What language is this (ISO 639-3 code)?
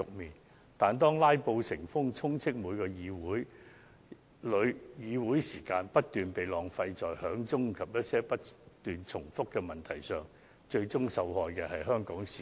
yue